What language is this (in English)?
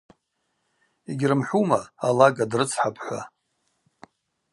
Abaza